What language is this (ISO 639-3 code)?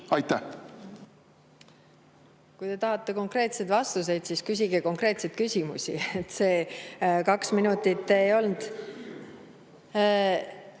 est